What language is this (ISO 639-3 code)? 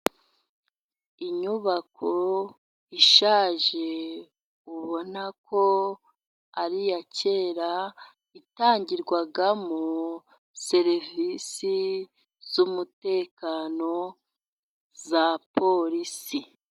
kin